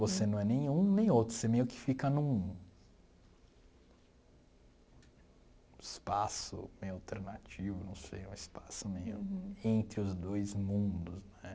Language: Portuguese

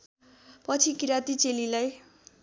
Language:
Nepali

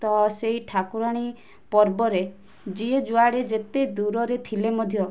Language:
Odia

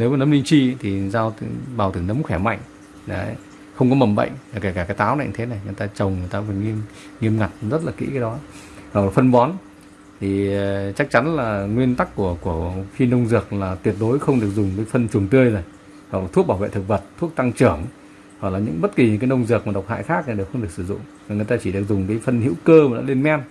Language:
Vietnamese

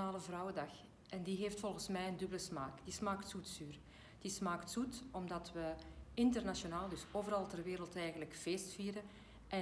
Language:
Dutch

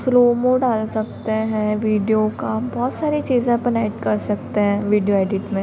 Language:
Hindi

